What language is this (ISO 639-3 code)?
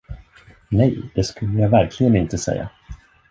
swe